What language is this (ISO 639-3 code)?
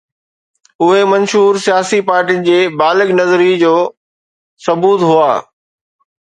snd